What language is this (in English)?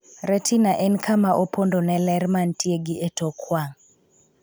Luo (Kenya and Tanzania)